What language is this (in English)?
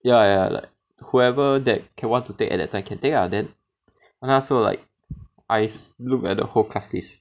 English